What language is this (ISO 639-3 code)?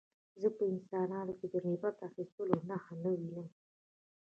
pus